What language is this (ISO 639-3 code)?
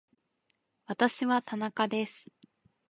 jpn